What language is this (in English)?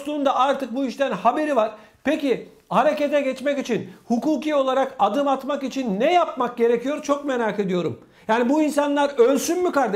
Turkish